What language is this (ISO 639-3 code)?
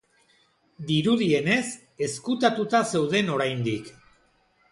eus